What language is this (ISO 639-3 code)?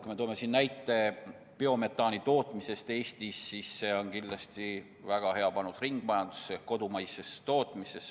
est